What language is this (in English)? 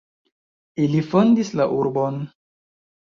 Esperanto